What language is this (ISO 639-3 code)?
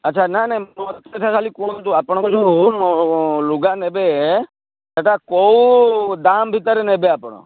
ori